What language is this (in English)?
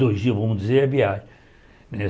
Portuguese